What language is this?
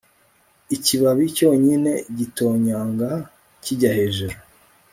Kinyarwanda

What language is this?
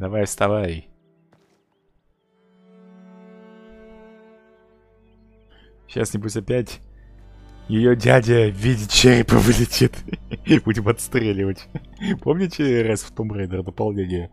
Russian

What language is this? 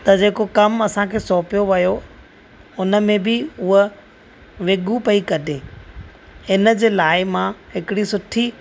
Sindhi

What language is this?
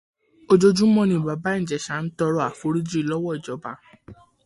Yoruba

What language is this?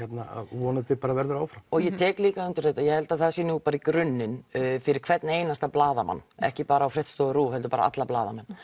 Icelandic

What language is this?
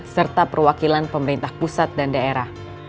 Indonesian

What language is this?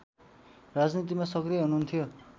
Nepali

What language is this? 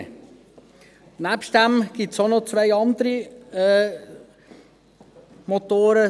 Swiss German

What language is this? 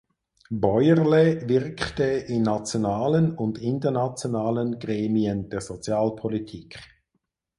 German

